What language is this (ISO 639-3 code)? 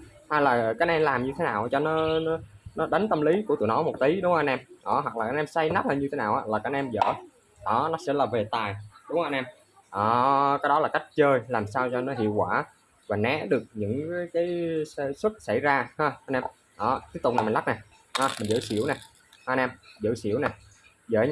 vie